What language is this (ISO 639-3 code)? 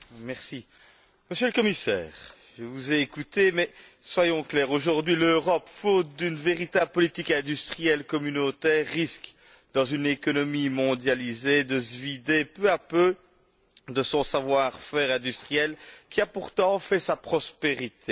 fra